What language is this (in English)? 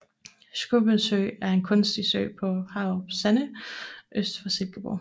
Danish